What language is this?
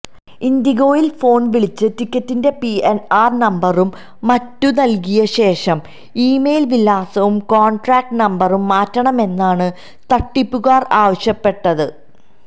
Malayalam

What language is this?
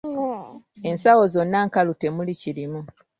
Ganda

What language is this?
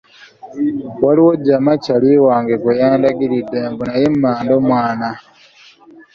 Ganda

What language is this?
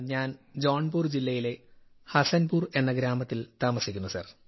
Malayalam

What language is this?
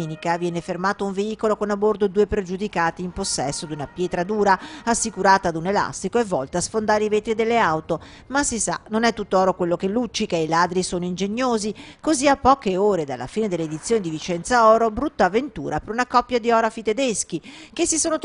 Italian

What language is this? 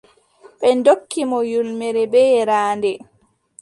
Adamawa Fulfulde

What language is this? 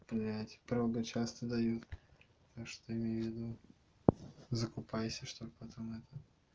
Russian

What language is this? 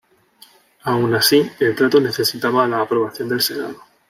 Spanish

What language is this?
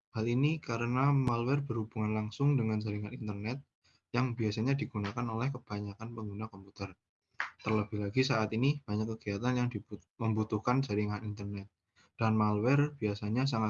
Indonesian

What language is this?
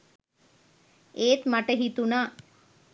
Sinhala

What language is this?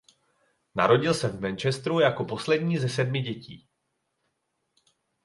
Czech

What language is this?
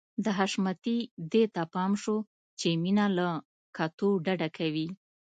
Pashto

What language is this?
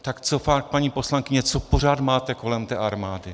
Czech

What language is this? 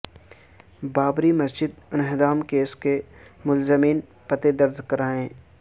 Urdu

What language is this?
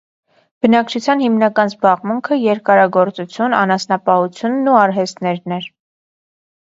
Armenian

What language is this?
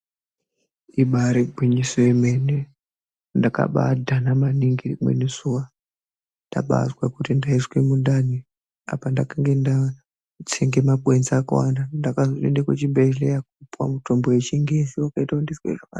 Ndau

